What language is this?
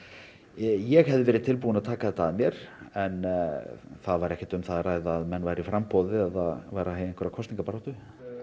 Icelandic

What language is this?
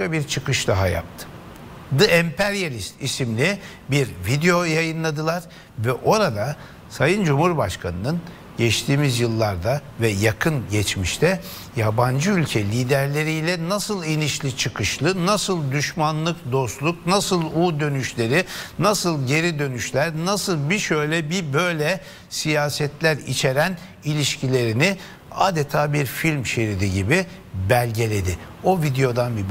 Turkish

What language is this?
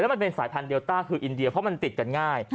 Thai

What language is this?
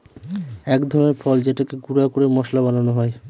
Bangla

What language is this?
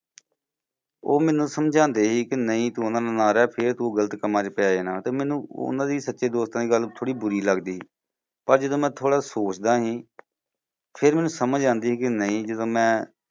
Punjabi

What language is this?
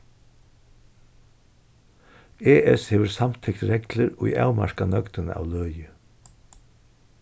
Faroese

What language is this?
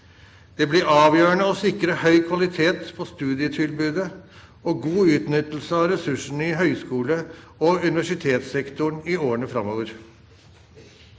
Norwegian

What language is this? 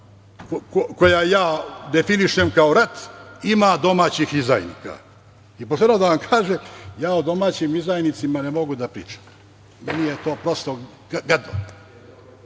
Serbian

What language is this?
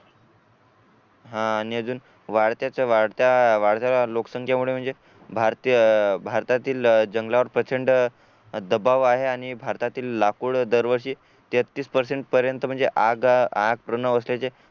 Marathi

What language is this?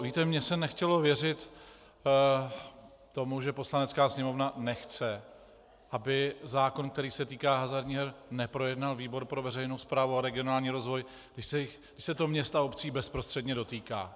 Czech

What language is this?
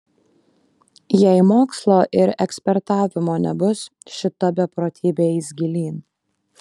Lithuanian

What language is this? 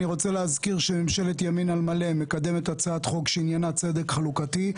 Hebrew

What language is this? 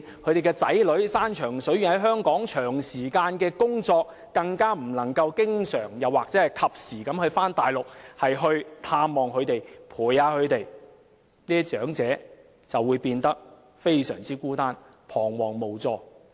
Cantonese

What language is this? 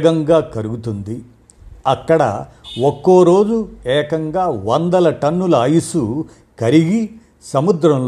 Telugu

